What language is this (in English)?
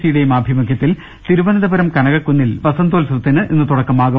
Malayalam